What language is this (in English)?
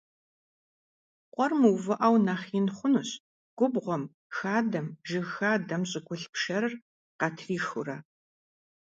Kabardian